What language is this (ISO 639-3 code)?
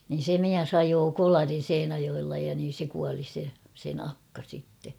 fin